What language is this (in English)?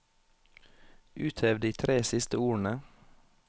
Norwegian